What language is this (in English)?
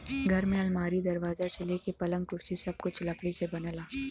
Bhojpuri